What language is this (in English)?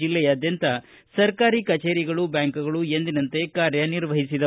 Kannada